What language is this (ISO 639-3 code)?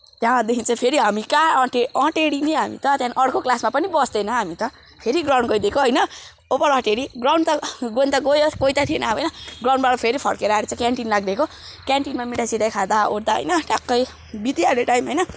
nep